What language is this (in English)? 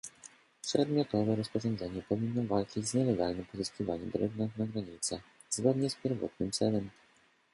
Polish